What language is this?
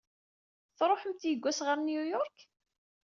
Kabyle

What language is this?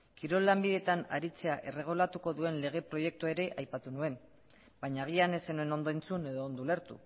Basque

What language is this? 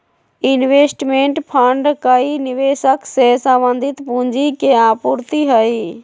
Magahi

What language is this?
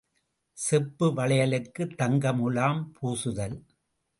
Tamil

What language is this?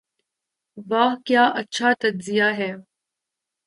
Urdu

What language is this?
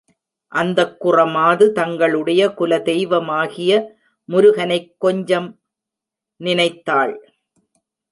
Tamil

